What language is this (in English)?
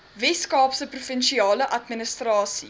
Afrikaans